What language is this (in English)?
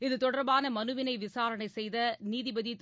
Tamil